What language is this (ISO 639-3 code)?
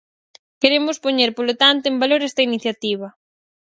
glg